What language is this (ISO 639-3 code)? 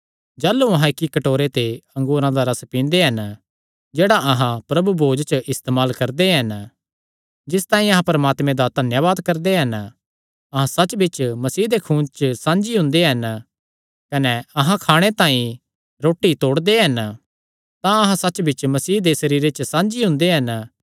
xnr